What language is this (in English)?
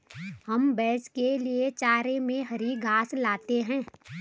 Hindi